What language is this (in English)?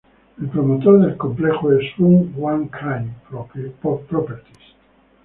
Spanish